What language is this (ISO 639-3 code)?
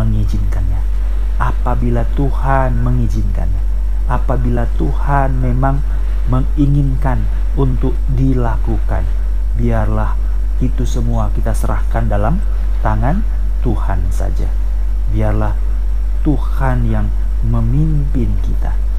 ind